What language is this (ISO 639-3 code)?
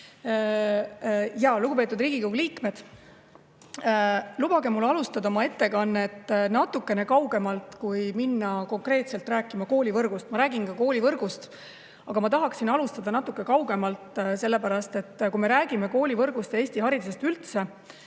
est